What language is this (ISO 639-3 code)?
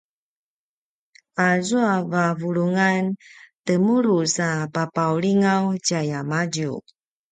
pwn